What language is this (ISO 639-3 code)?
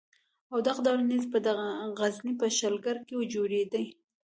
pus